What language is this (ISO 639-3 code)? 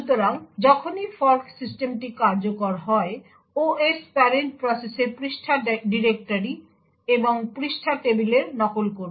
ben